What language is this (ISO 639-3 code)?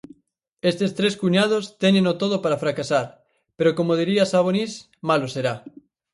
glg